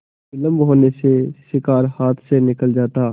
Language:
Hindi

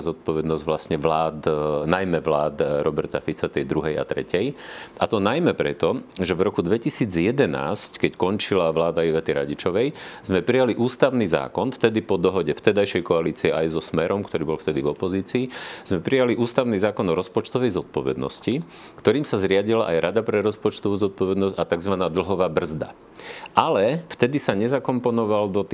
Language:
Slovak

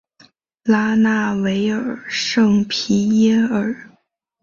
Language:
Chinese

